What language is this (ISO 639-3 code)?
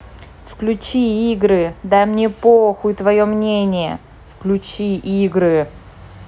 rus